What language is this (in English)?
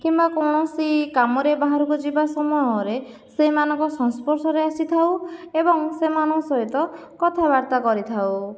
Odia